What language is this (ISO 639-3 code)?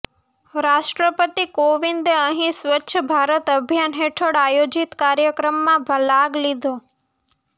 guj